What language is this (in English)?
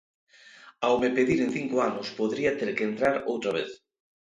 Galician